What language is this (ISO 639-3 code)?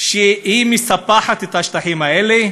heb